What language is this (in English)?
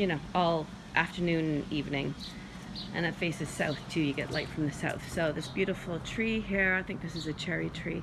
English